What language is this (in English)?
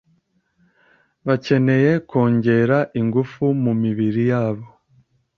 Kinyarwanda